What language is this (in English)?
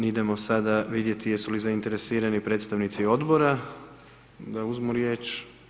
Croatian